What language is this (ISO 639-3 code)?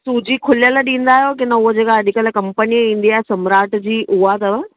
snd